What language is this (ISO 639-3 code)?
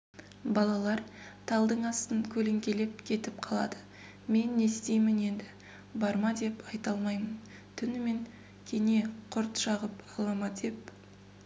kaz